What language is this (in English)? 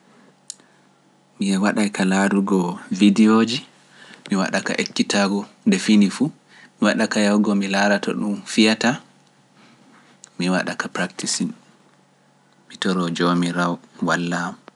Pular